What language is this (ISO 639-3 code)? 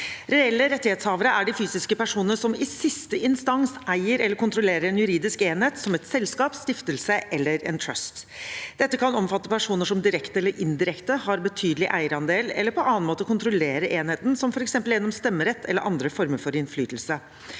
nor